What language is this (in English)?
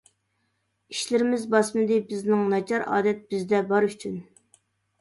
Uyghur